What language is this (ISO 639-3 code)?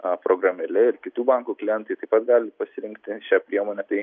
lit